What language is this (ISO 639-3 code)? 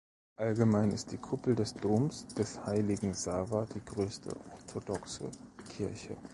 deu